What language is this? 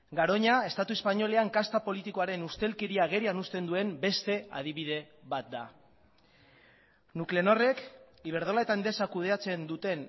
Basque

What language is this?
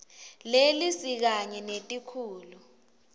Swati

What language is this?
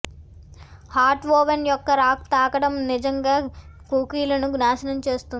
Telugu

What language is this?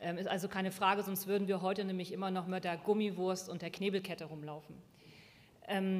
German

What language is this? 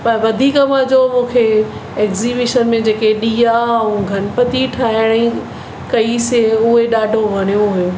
Sindhi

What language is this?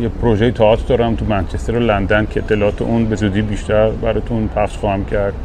Persian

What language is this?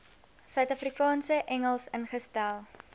Afrikaans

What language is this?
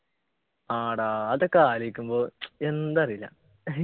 Malayalam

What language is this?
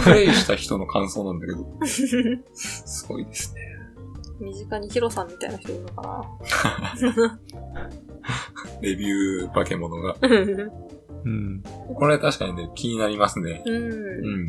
Japanese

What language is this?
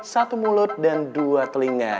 Indonesian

